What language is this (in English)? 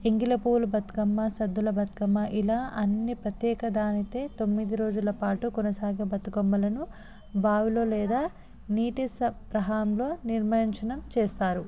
Telugu